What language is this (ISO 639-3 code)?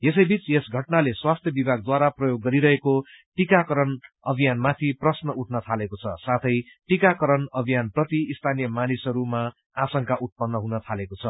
nep